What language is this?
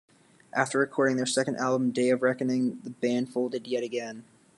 English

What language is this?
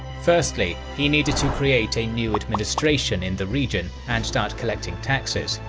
English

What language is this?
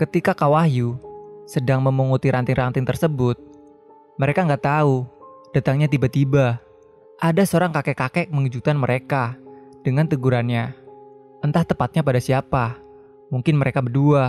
Indonesian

